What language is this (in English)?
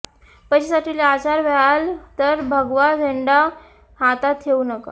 Marathi